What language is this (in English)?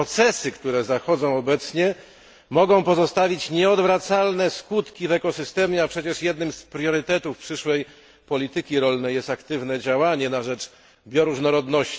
Polish